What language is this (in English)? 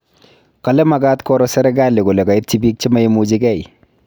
Kalenjin